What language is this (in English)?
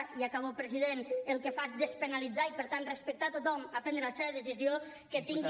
Catalan